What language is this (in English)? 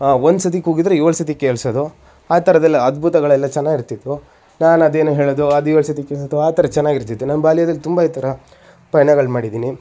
Kannada